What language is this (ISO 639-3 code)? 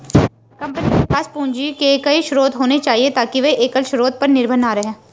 hin